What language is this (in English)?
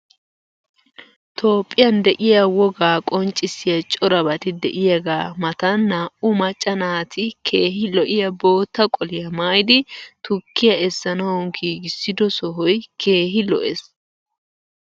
Wolaytta